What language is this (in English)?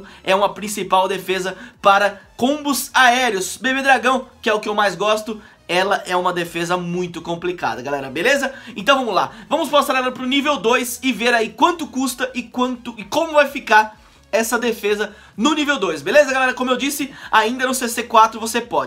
Portuguese